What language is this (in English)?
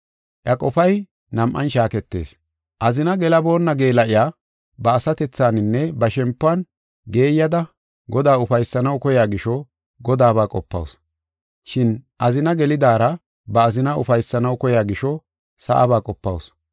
Gofa